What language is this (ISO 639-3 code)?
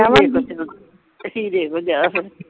pan